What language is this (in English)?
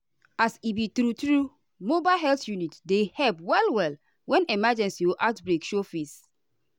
Nigerian Pidgin